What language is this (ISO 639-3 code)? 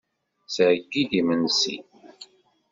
kab